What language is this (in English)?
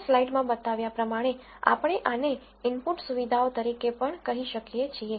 Gujarati